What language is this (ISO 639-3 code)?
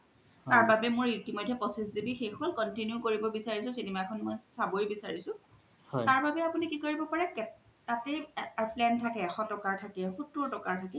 asm